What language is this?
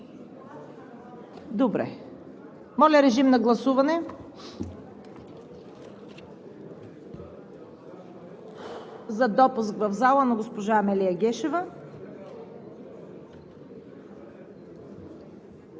Bulgarian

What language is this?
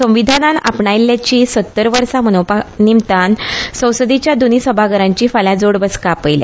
Konkani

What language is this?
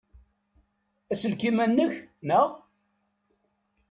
Kabyle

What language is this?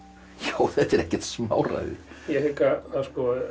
Icelandic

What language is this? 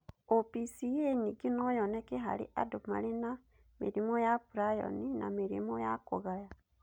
Kikuyu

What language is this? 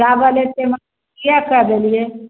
Maithili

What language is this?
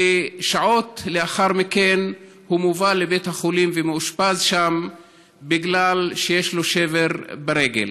Hebrew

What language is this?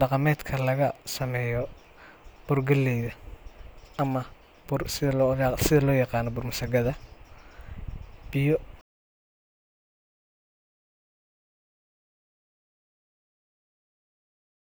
Somali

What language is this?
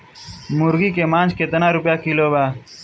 Bhojpuri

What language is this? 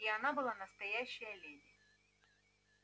Russian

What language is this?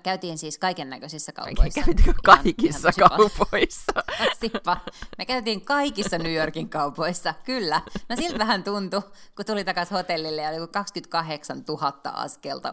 Finnish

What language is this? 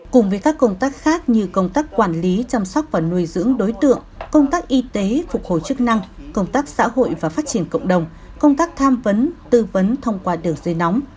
Vietnamese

